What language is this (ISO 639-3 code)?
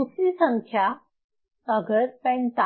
hin